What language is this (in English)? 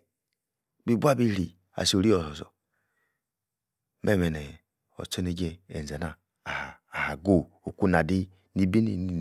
Yace